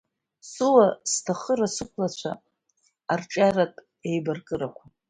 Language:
Abkhazian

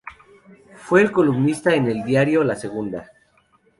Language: Spanish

